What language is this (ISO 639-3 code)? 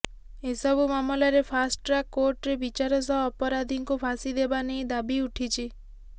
ori